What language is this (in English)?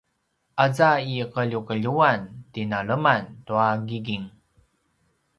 Paiwan